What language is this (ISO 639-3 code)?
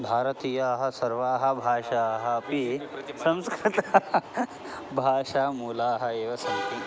san